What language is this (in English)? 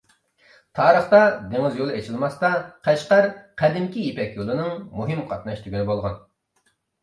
Uyghur